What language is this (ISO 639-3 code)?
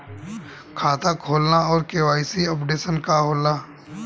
bho